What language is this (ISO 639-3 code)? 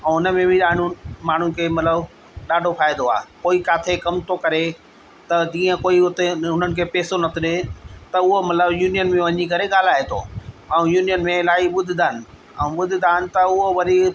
snd